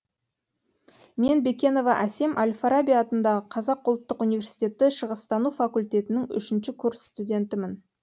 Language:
Kazakh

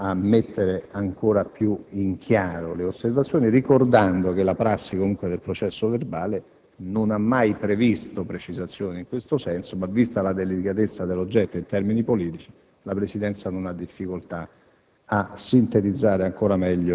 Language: Italian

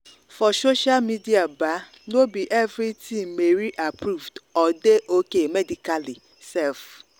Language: Nigerian Pidgin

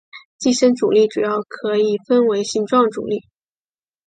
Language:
Chinese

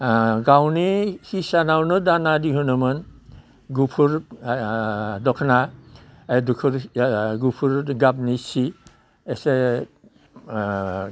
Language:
Bodo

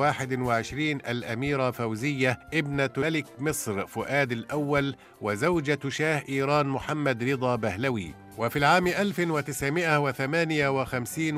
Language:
Arabic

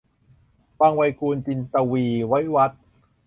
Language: Thai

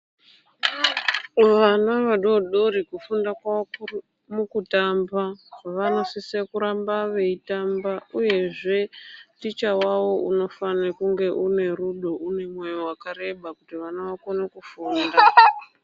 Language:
Ndau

